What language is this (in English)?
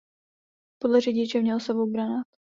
Czech